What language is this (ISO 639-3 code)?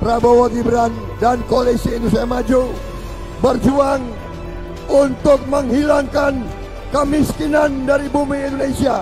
ind